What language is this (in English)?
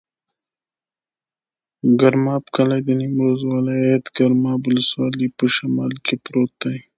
Pashto